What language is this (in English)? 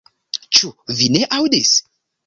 Esperanto